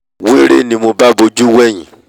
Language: Yoruba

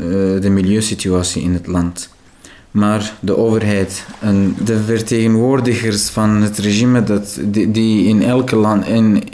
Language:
Dutch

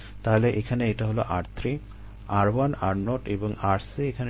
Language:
Bangla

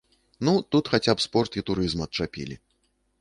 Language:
Belarusian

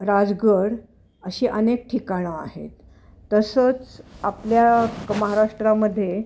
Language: Marathi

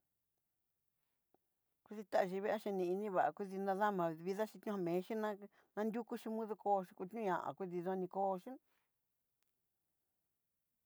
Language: Southeastern Nochixtlán Mixtec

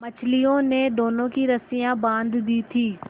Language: Hindi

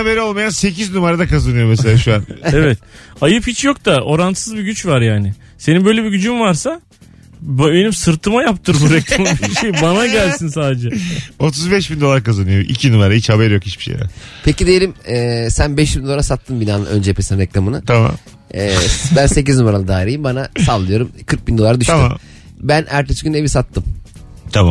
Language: Turkish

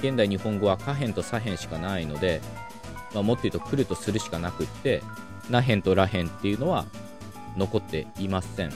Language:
Japanese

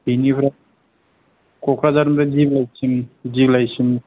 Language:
Bodo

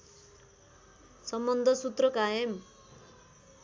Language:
Nepali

